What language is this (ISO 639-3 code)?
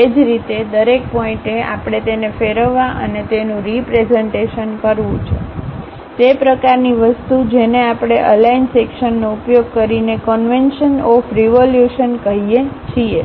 guj